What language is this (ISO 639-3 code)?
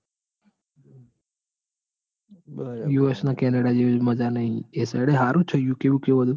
guj